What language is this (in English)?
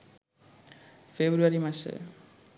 Bangla